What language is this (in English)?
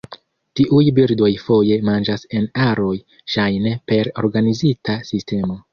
Esperanto